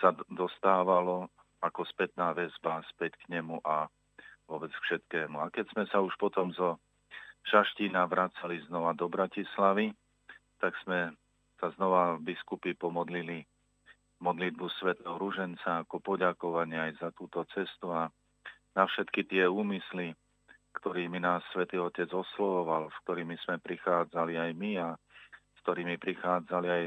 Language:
Slovak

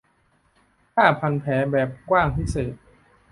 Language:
Thai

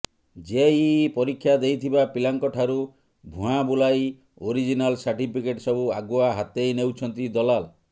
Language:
Odia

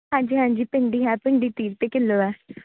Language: Punjabi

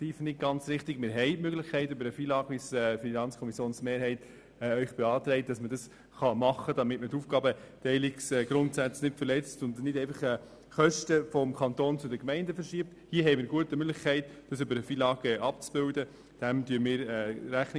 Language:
Swiss German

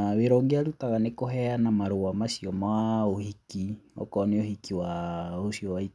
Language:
Kikuyu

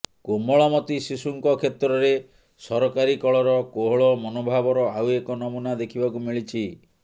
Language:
Odia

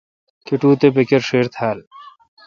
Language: Kalkoti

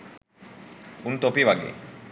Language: Sinhala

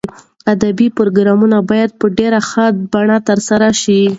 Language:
Pashto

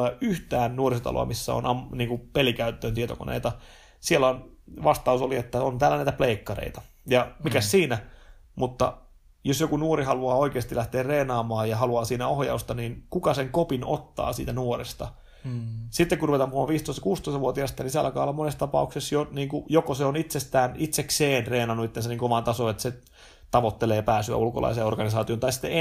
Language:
Finnish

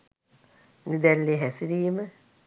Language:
Sinhala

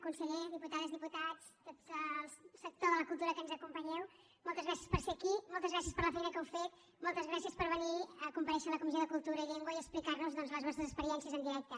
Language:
Catalan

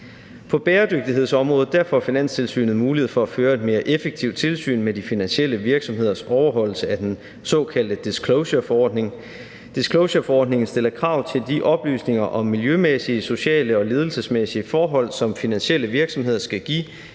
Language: Danish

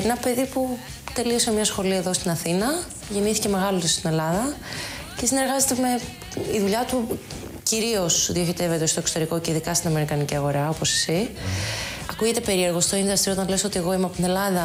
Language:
Greek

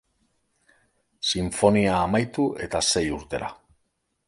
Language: Basque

